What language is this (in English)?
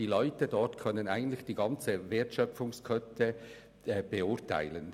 Swiss German